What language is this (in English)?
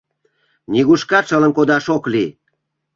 Mari